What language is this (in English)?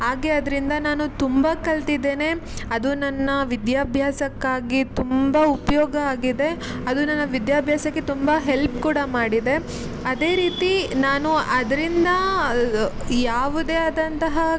Kannada